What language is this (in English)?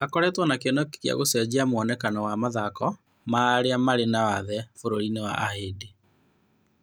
Kikuyu